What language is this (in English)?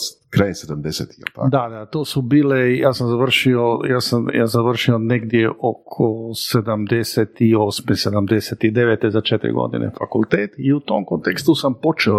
Croatian